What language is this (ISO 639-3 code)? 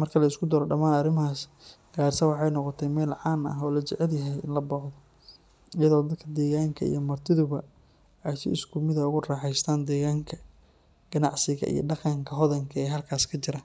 som